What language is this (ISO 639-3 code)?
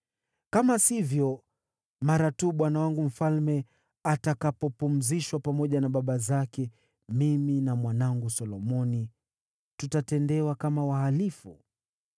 swa